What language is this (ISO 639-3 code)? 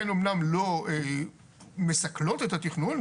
heb